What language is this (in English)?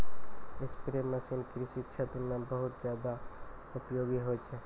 Maithili